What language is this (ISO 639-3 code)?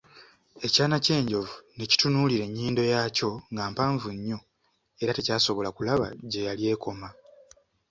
lug